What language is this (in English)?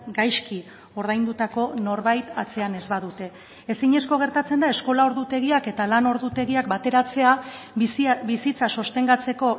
Basque